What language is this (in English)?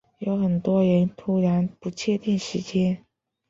Chinese